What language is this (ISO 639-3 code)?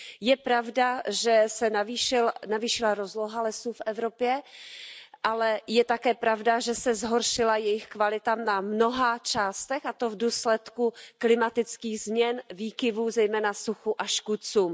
ces